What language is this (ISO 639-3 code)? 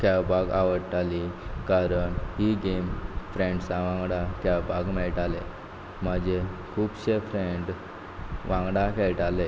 kok